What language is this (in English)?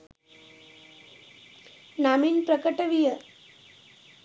Sinhala